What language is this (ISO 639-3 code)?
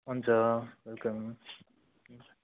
nep